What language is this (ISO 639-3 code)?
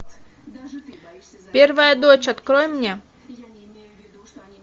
rus